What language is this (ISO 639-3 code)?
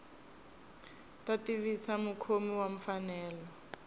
tso